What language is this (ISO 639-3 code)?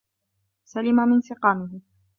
ara